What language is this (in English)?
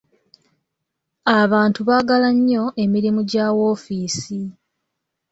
Ganda